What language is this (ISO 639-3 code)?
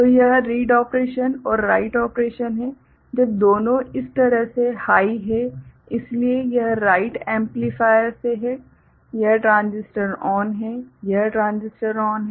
hin